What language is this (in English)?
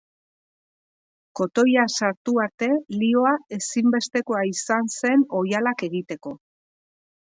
Basque